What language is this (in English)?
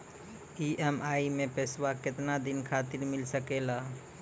Maithili